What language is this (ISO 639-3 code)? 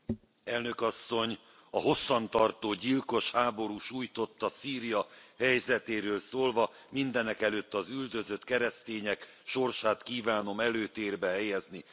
hun